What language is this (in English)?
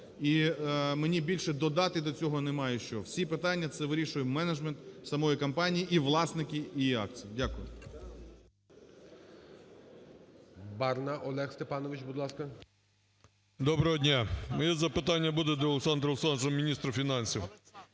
Ukrainian